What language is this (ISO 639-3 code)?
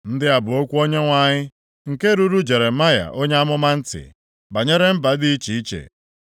ibo